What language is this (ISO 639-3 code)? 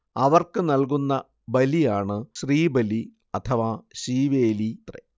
mal